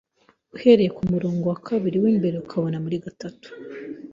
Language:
Kinyarwanda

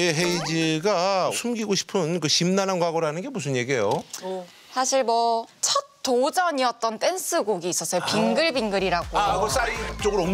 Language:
Korean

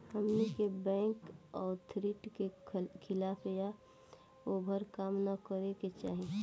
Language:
Bhojpuri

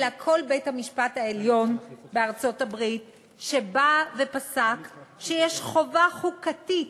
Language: Hebrew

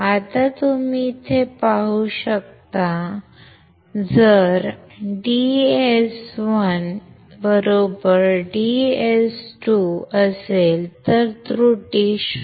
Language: Marathi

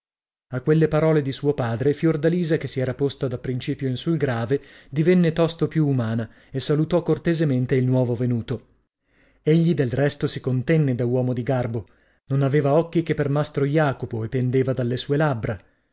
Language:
Italian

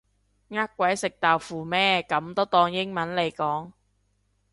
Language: Cantonese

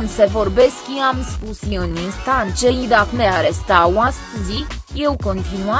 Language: Romanian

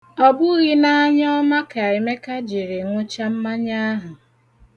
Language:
Igbo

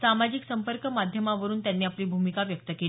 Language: Marathi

